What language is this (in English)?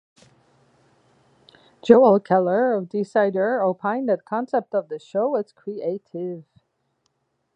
English